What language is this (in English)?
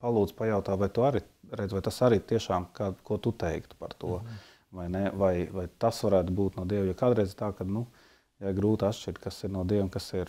Latvian